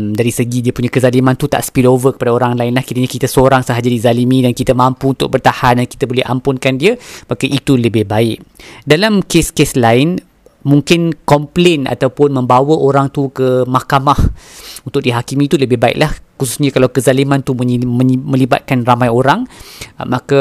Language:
Malay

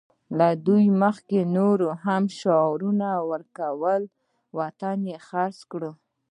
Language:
Pashto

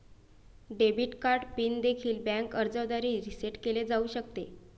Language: Marathi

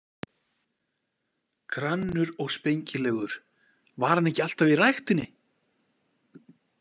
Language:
Icelandic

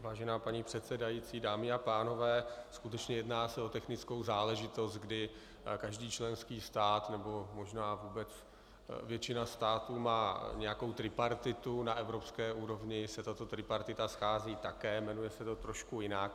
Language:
Czech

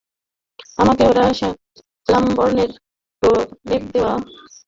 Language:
Bangla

